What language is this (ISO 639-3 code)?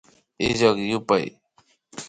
qvi